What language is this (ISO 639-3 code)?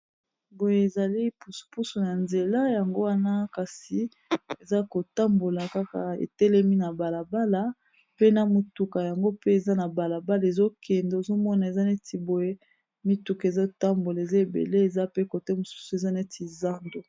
lin